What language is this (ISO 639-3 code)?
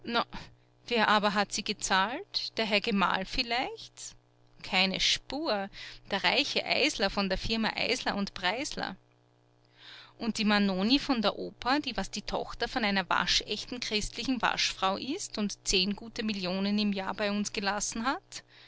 deu